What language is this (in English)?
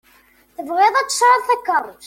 Kabyle